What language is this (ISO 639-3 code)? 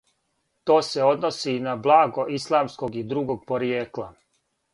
srp